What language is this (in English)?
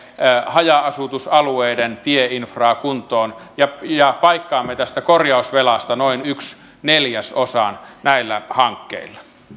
Finnish